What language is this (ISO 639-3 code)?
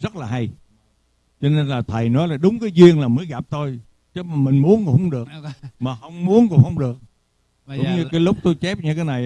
vie